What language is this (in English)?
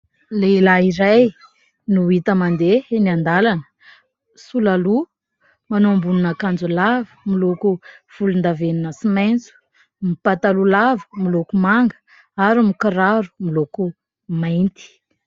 Malagasy